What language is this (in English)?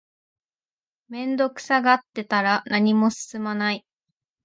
Japanese